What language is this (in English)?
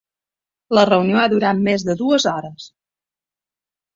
Catalan